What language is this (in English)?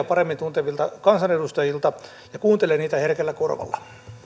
Finnish